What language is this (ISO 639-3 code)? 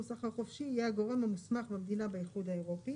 heb